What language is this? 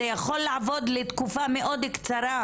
Hebrew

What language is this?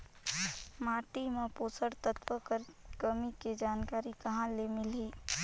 Chhattisgarhi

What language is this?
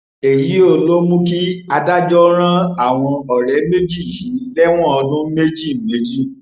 Yoruba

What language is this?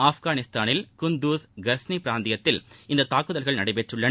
Tamil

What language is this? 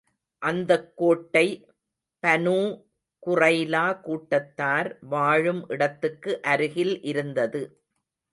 Tamil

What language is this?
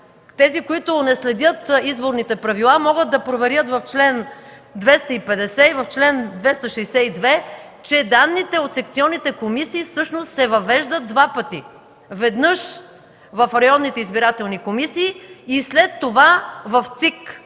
Bulgarian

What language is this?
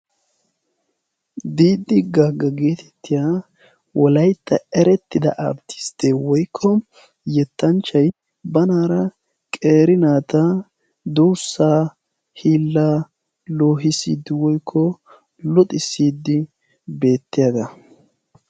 Wolaytta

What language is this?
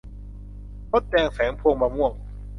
Thai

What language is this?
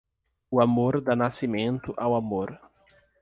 Portuguese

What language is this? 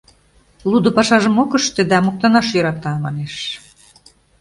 Mari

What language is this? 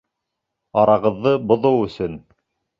Bashkir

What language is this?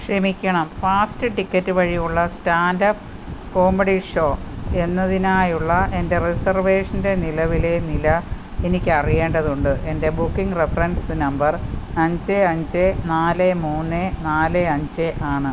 Malayalam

